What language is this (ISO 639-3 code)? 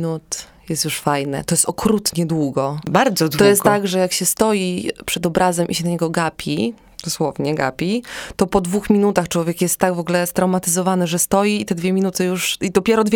pol